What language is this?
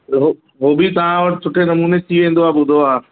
Sindhi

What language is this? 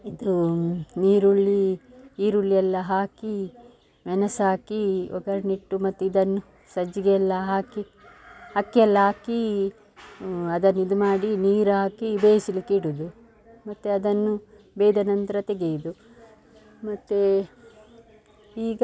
Kannada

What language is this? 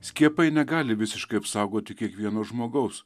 Lithuanian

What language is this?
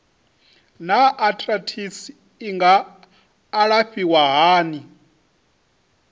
Venda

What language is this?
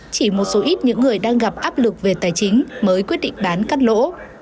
Vietnamese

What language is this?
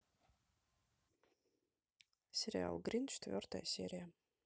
Russian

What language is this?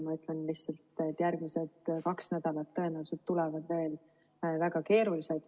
Estonian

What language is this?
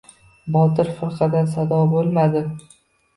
Uzbek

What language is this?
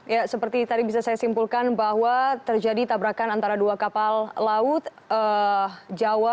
Indonesian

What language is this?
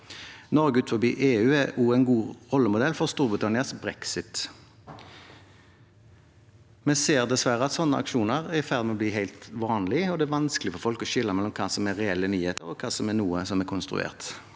Norwegian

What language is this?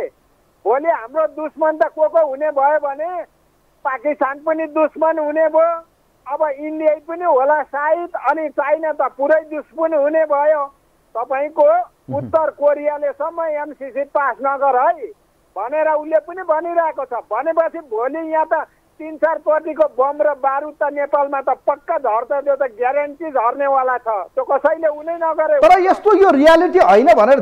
Hindi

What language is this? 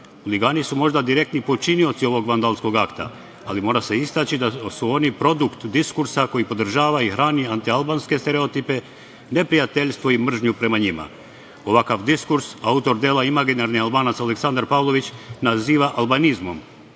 Serbian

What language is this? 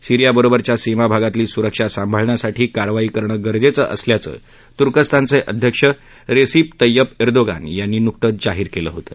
Marathi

